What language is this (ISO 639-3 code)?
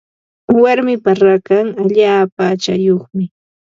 qva